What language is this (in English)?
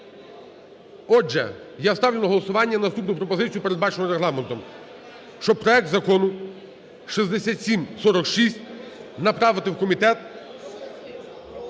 Ukrainian